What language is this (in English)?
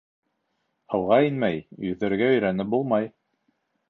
Bashkir